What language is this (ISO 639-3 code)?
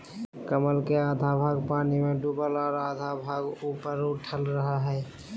mag